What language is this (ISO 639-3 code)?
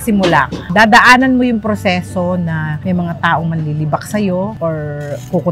fil